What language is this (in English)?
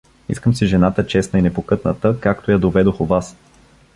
Bulgarian